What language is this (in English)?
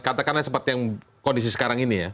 Indonesian